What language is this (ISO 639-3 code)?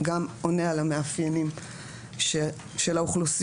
heb